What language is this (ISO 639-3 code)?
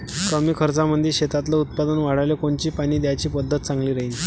mar